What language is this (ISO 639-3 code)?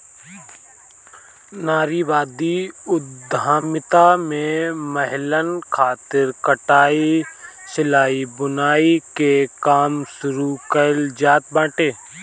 bho